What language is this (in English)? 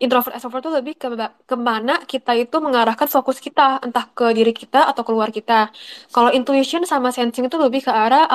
Indonesian